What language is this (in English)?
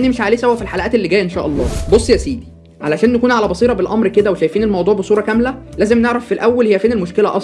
Arabic